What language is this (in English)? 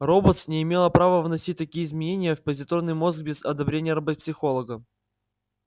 Russian